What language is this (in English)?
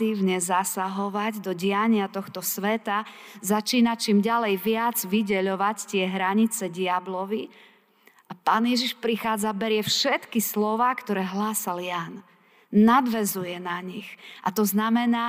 Slovak